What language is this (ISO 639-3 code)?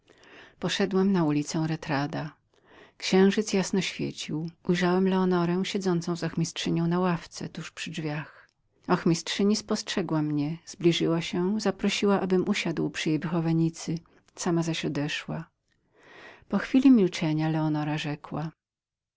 pol